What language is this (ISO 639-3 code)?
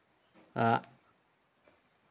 sat